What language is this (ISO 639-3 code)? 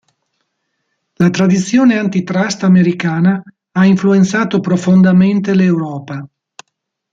ita